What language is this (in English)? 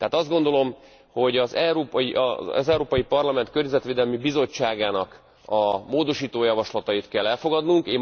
Hungarian